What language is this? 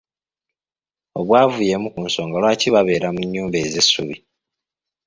Ganda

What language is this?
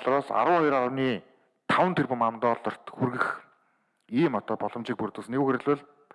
Turkish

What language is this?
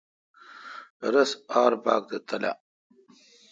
Kalkoti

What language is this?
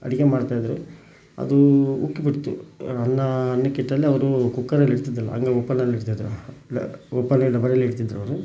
Kannada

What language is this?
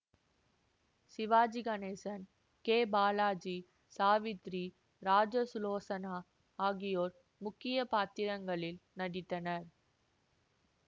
Tamil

